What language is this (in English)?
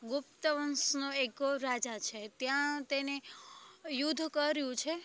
Gujarati